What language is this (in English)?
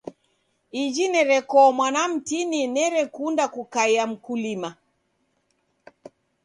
Taita